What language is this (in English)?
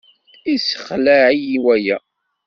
Kabyle